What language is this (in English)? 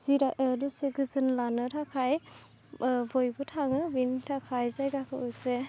Bodo